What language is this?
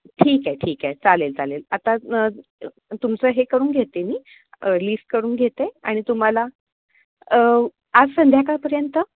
Marathi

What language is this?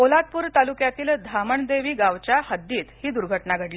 Marathi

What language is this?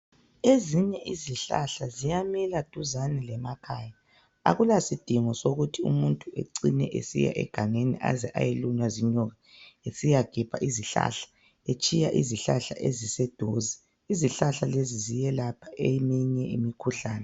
North Ndebele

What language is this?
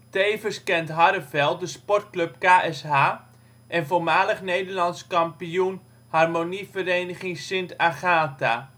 Dutch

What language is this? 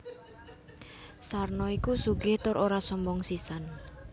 Javanese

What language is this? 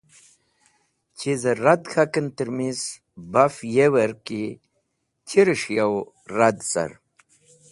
Wakhi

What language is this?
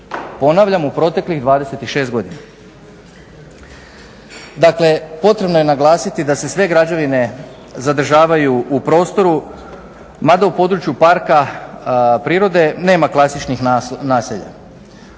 Croatian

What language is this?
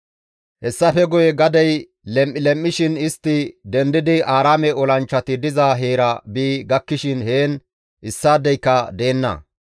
Gamo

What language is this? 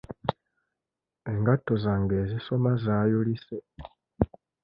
Ganda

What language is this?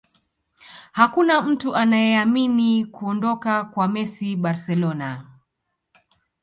Swahili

